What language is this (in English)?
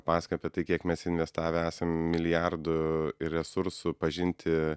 Lithuanian